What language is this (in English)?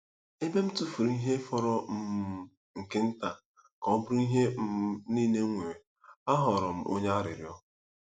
Igbo